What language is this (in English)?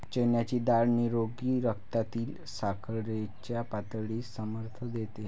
Marathi